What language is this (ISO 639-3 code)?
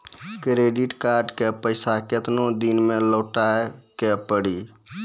mai